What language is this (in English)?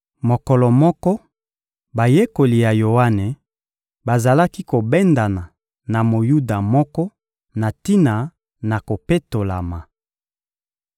Lingala